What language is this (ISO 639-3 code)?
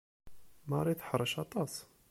kab